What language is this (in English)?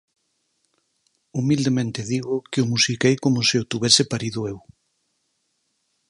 Galician